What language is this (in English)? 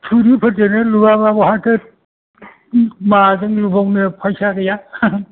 Bodo